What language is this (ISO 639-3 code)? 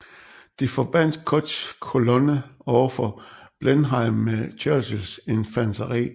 dan